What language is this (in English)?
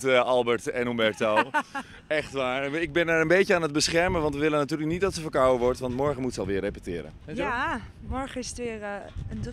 Dutch